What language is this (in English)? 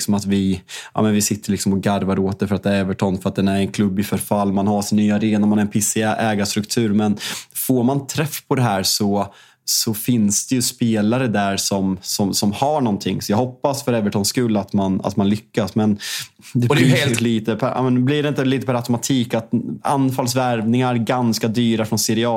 Swedish